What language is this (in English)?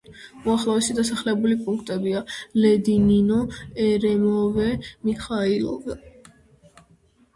Georgian